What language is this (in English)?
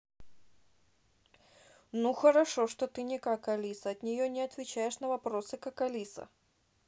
Russian